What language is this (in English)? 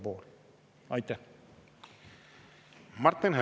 Estonian